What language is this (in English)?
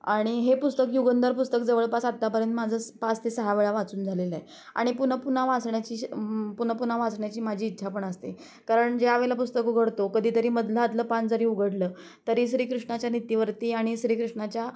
Marathi